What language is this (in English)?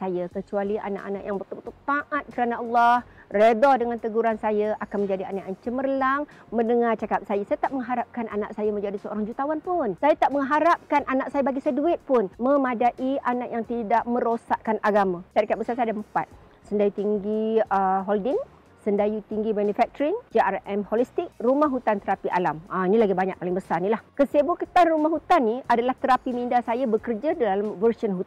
Malay